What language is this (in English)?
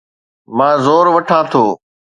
Sindhi